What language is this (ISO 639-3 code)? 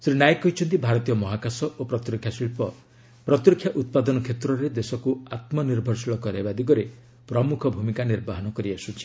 ori